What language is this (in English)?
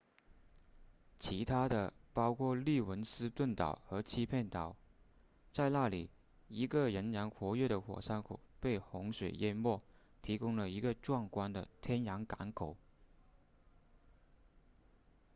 Chinese